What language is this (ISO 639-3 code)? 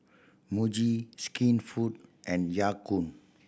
eng